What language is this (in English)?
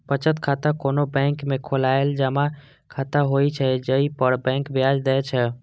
Maithili